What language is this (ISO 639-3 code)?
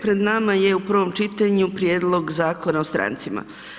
hrv